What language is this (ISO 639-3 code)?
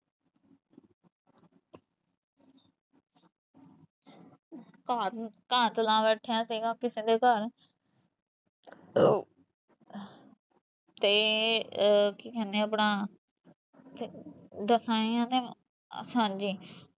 pan